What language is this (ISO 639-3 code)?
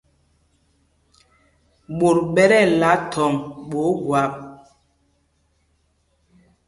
mgg